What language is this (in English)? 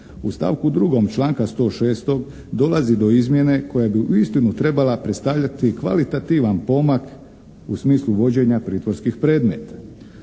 Croatian